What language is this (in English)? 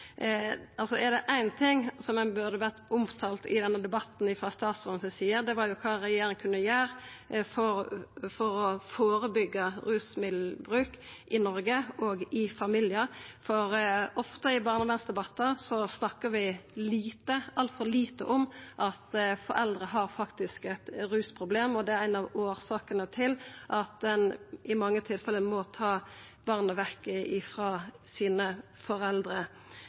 Norwegian Nynorsk